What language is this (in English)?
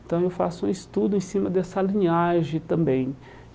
Portuguese